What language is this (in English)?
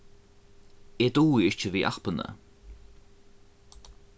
Faroese